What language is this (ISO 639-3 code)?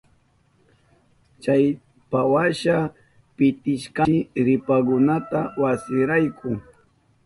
qup